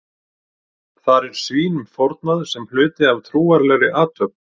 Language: Icelandic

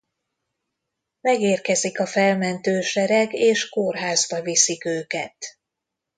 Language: Hungarian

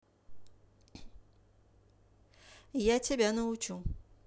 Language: Russian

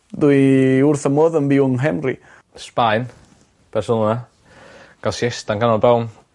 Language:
Welsh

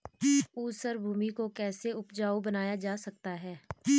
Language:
Hindi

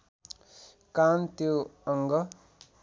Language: Nepali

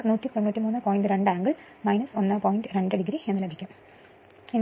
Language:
Malayalam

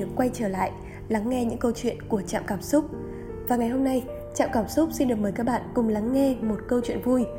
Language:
Vietnamese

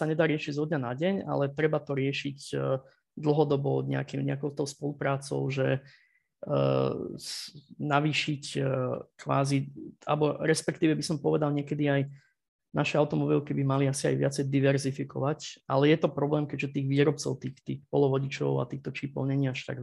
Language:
Slovak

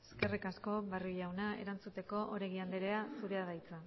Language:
Basque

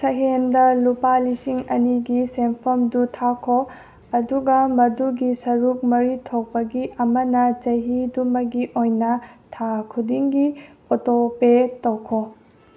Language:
Manipuri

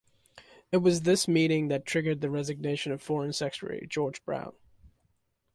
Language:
English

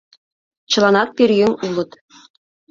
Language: Mari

